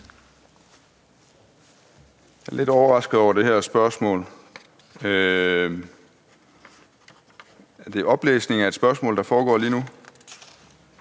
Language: Danish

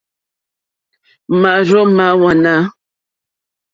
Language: Mokpwe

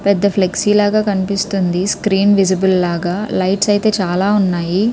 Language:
Telugu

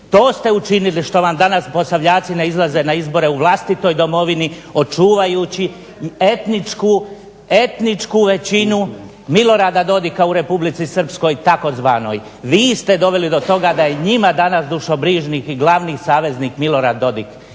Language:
Croatian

